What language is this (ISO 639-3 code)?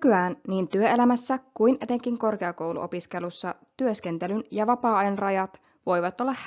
fin